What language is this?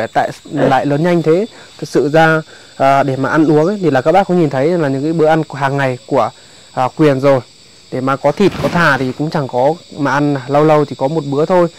Vietnamese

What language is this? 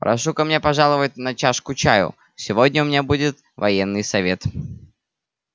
Russian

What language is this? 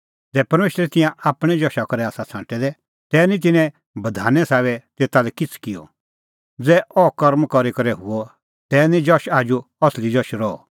Kullu Pahari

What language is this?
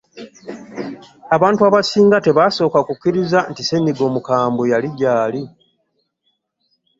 Ganda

